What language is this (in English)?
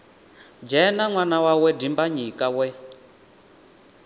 Venda